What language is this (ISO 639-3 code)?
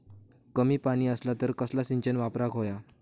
mar